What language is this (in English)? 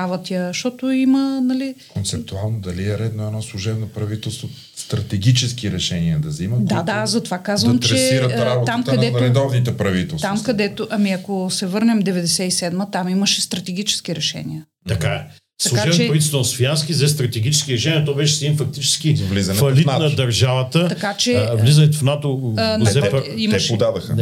Bulgarian